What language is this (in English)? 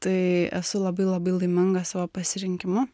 Lithuanian